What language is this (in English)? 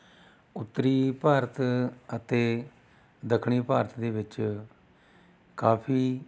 Punjabi